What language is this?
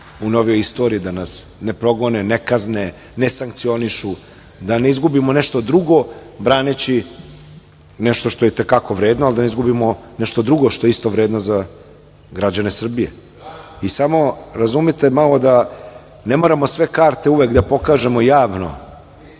Serbian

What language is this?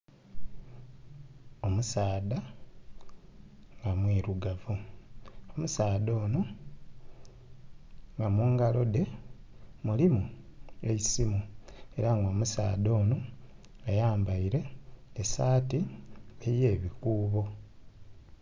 Soga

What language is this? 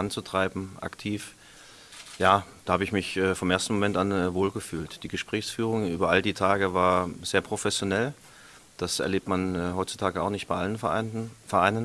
German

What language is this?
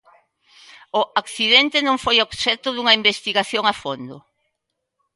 Galician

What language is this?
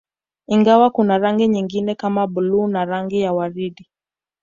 Swahili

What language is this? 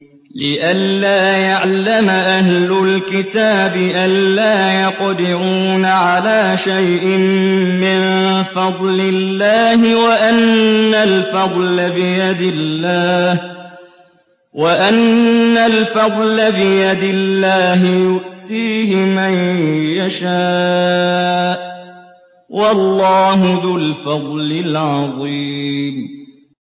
Arabic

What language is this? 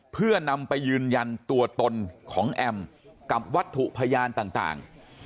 Thai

